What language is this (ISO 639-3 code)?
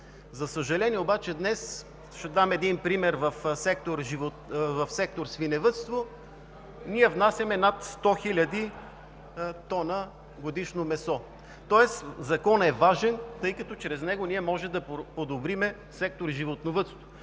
bul